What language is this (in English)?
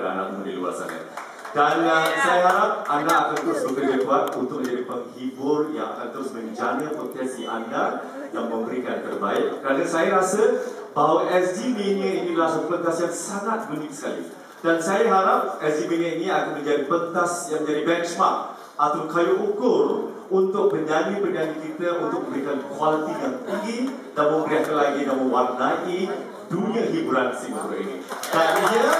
Malay